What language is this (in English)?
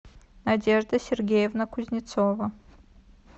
Russian